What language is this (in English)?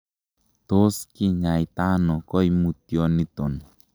Kalenjin